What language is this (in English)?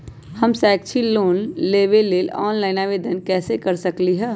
Magahi